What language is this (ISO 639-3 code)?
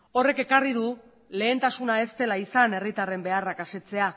eus